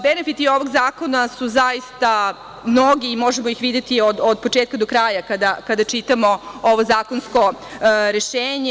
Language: Serbian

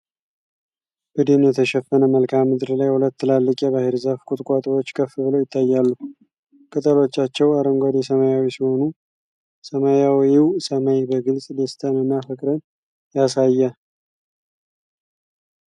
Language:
Amharic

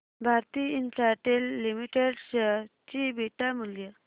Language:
Marathi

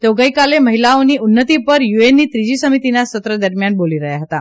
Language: Gujarati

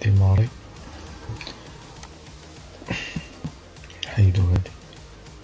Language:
Arabic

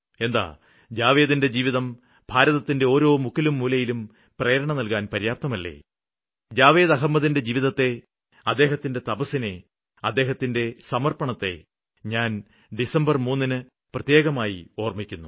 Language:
Malayalam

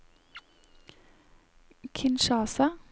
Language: Norwegian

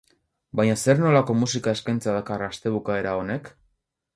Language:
Basque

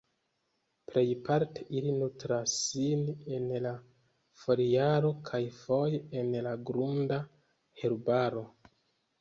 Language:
Esperanto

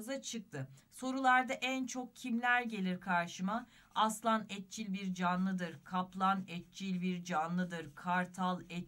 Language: Turkish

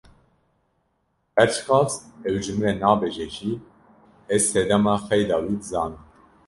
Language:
Kurdish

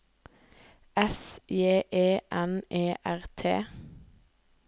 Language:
Norwegian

